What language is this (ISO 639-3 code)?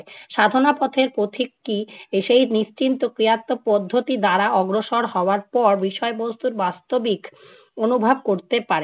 ben